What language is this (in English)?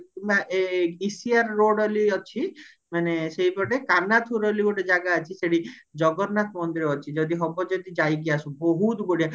Odia